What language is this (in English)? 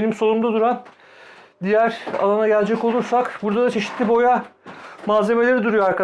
Turkish